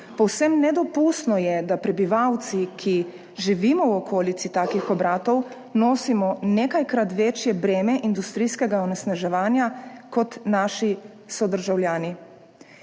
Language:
Slovenian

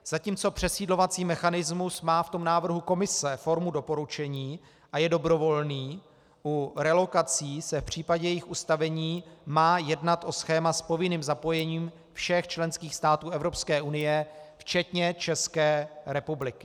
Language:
Czech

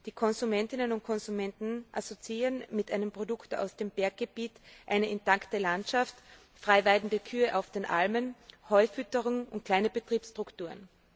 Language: German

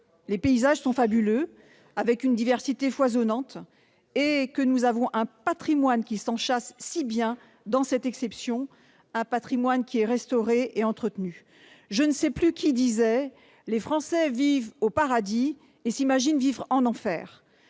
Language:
French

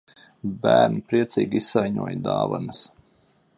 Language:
Latvian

